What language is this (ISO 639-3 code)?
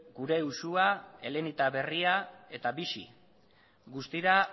eus